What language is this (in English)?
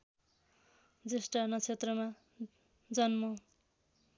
Nepali